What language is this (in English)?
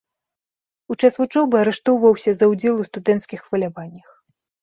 Belarusian